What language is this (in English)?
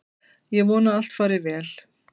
Icelandic